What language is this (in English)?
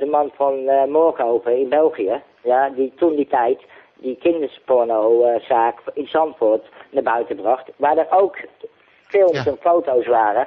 Dutch